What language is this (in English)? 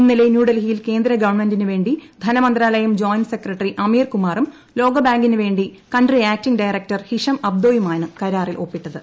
Malayalam